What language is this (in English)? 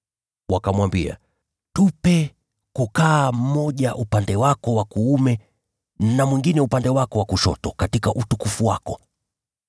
Swahili